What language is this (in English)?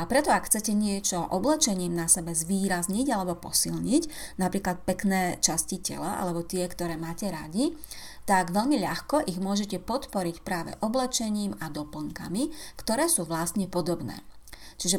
Slovak